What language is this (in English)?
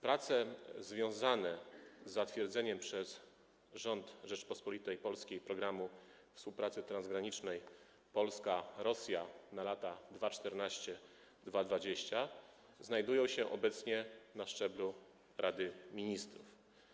Polish